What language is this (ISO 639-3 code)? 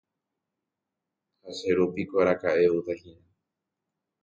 grn